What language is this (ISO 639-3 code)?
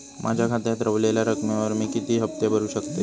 mar